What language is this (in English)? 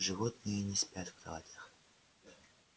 Russian